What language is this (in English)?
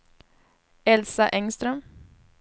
Swedish